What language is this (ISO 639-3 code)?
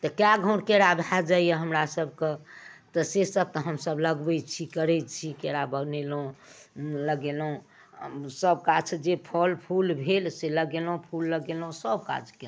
mai